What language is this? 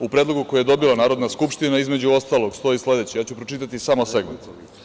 Serbian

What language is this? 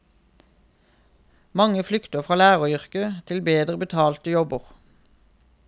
Norwegian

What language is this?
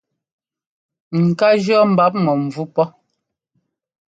Ngomba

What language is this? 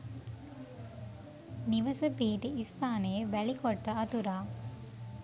Sinhala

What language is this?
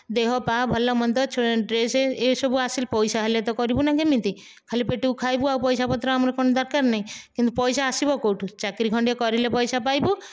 Odia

